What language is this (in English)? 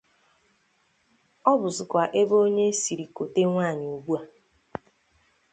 Igbo